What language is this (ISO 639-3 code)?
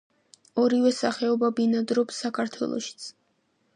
kat